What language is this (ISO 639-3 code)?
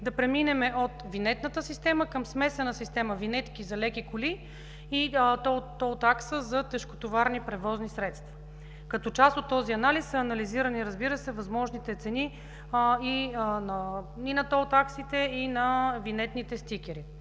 bul